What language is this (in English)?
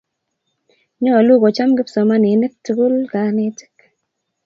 Kalenjin